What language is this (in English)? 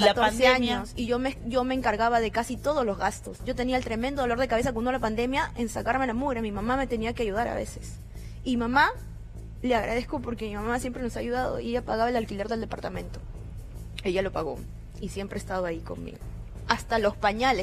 Spanish